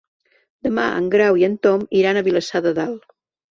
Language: Catalan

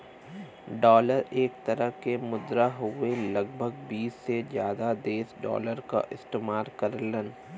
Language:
Bhojpuri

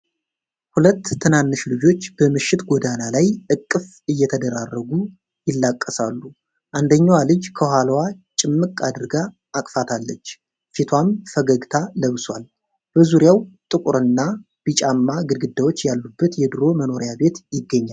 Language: Amharic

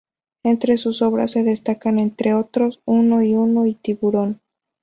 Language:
Spanish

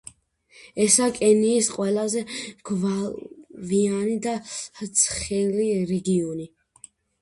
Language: Georgian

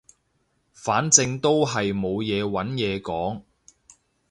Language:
Cantonese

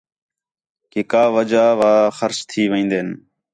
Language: Khetrani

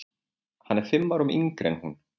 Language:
Icelandic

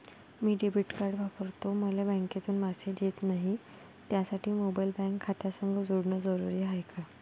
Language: Marathi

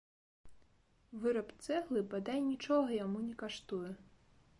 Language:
Belarusian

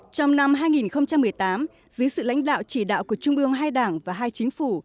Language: Vietnamese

